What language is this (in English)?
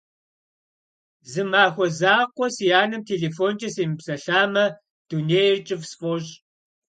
Kabardian